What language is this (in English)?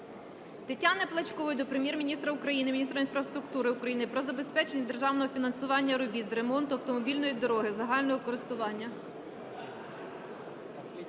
Ukrainian